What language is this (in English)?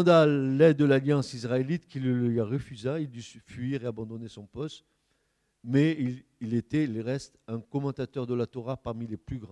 French